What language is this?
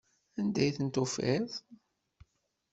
Kabyle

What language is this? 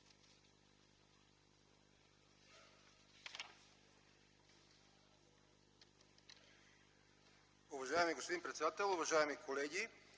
Bulgarian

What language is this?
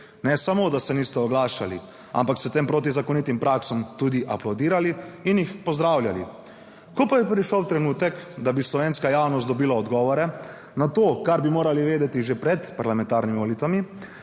Slovenian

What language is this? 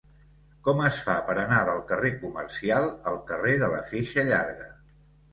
Catalan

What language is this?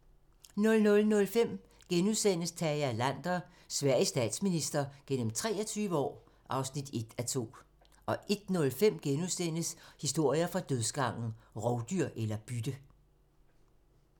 Danish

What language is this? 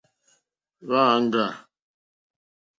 Mokpwe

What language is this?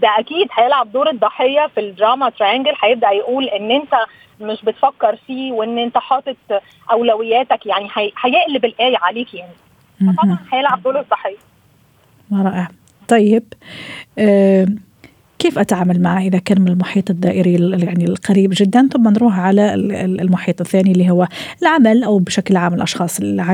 Arabic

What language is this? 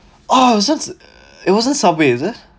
English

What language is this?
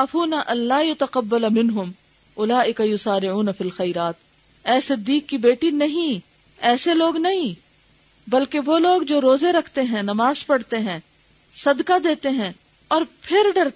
Urdu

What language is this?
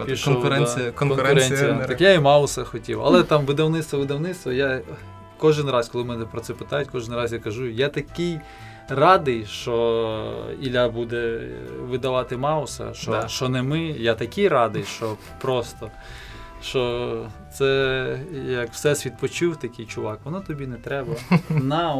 Ukrainian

